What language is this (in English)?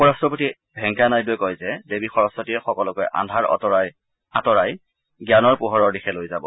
Assamese